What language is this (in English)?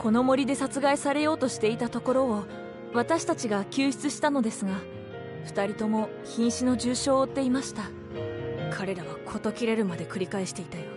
Japanese